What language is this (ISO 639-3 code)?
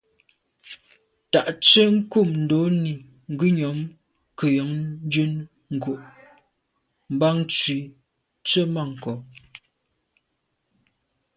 byv